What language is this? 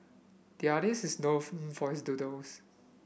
English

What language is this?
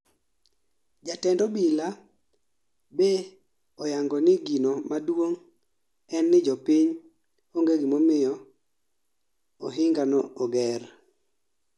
Luo (Kenya and Tanzania)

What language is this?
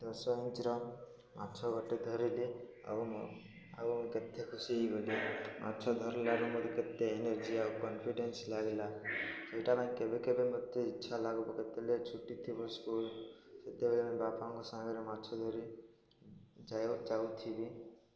Odia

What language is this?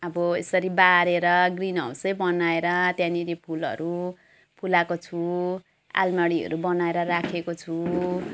Nepali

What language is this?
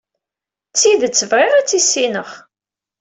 Kabyle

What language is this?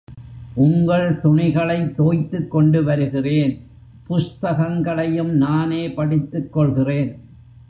Tamil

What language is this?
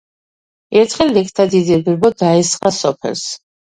Georgian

